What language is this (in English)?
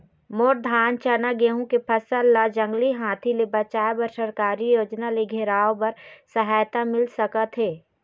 Chhattisgarhi